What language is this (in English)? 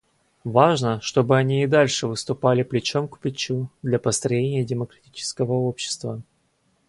Russian